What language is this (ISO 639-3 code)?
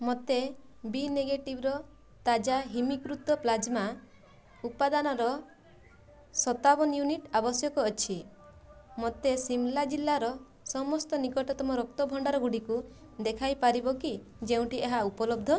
ori